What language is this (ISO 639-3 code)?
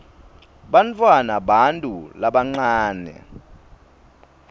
ssw